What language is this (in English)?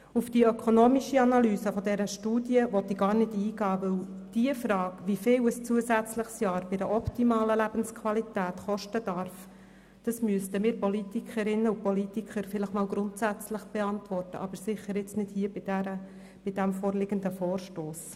Swiss German